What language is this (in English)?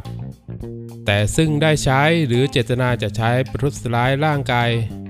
Thai